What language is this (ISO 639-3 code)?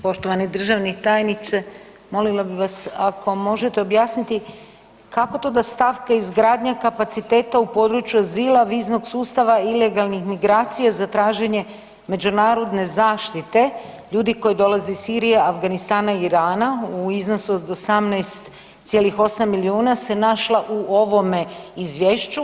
hrv